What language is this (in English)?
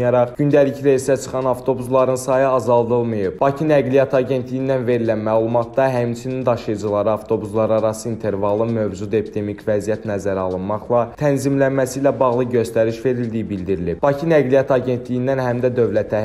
Turkish